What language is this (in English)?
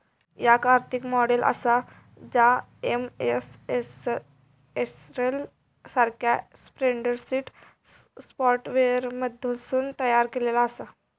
Marathi